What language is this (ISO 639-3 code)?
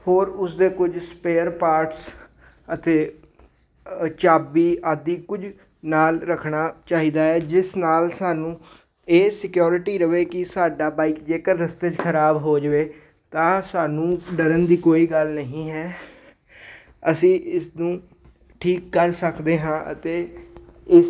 pan